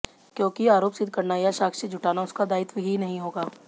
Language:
Hindi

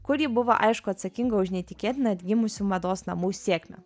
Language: Lithuanian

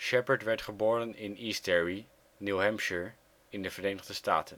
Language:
Dutch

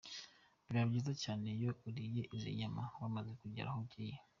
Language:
Kinyarwanda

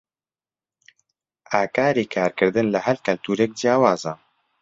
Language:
Central Kurdish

